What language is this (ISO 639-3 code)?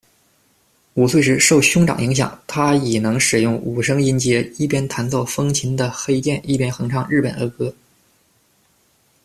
zho